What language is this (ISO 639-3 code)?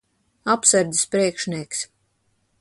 lav